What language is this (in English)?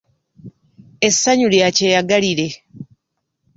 Ganda